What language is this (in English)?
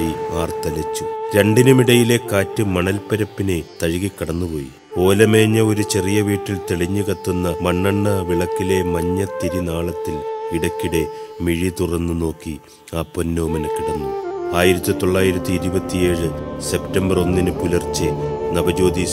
Malayalam